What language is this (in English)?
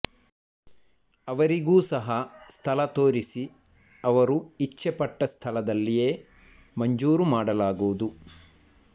Kannada